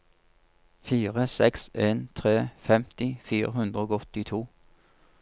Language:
Norwegian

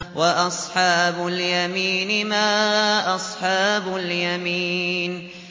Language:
Arabic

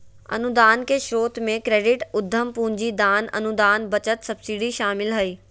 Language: Magahi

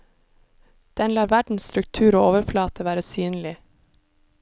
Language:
Norwegian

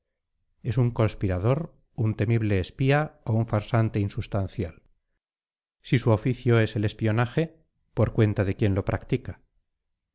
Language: Spanish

